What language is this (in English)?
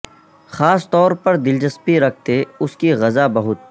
Urdu